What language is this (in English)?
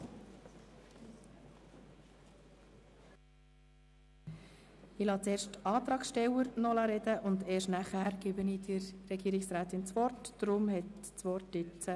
Swiss German